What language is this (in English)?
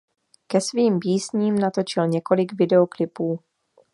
Czech